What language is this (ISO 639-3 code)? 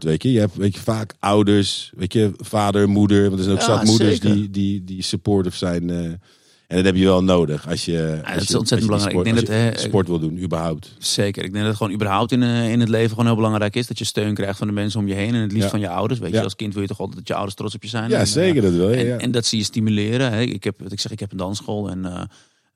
nld